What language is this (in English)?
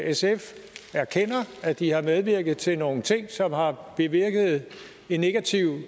Danish